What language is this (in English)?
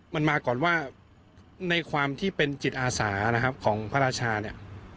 Thai